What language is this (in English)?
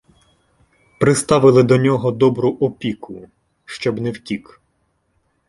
Ukrainian